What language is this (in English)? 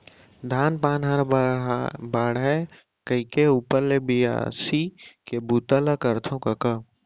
Chhattisgarhi